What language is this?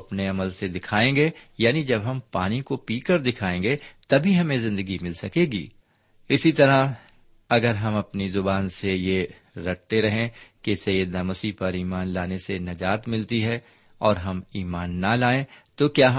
Urdu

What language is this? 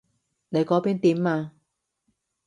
Cantonese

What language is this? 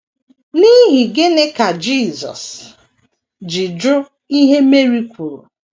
Igbo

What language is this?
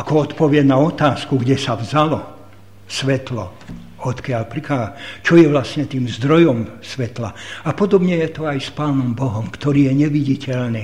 Slovak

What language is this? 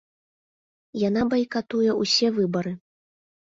Belarusian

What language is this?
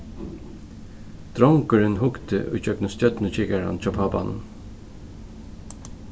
Faroese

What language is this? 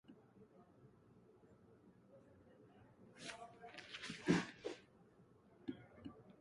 Latvian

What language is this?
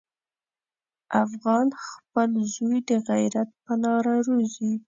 Pashto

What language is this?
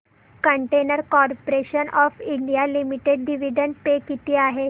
Marathi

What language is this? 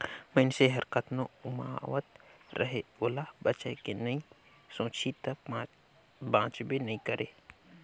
Chhattisgarhi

